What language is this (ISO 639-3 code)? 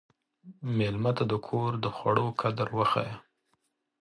pus